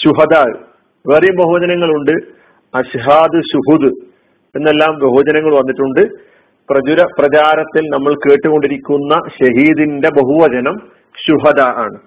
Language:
Malayalam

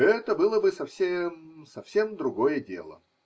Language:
Russian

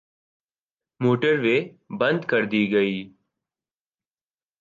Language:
Urdu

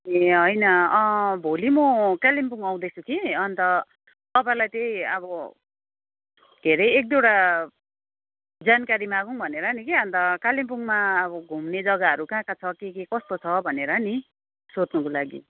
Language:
Nepali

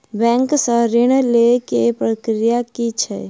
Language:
Maithili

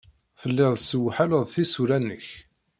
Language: Kabyle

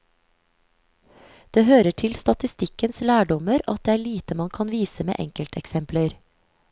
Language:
Norwegian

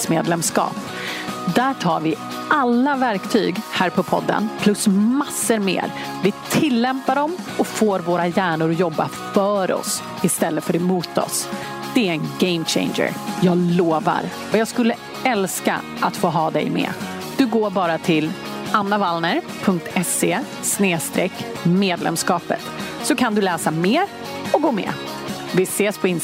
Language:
Swedish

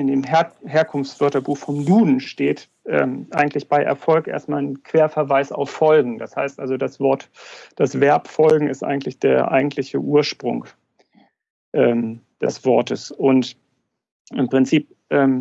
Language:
German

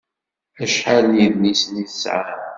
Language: Kabyle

